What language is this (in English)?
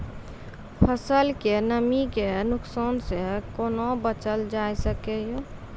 Maithili